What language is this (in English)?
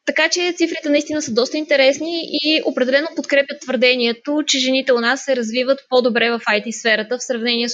Bulgarian